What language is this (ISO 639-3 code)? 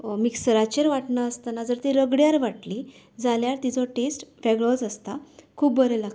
kok